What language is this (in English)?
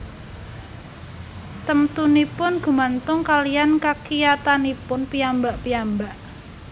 Javanese